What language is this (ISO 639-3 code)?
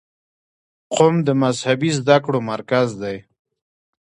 pus